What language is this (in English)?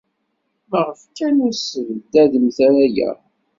Kabyle